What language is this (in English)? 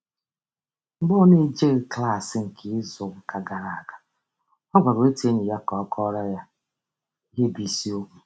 Igbo